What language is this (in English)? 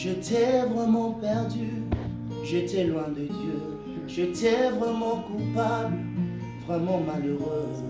French